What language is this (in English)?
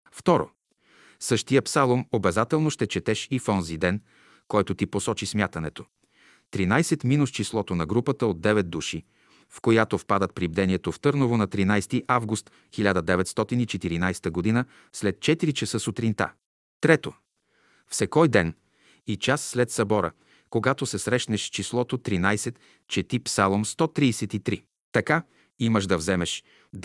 Bulgarian